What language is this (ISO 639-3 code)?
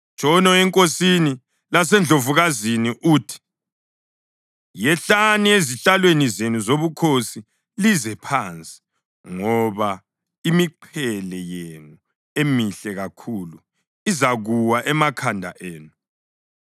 nde